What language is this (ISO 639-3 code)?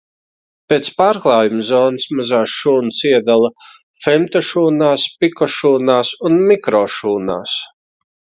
lav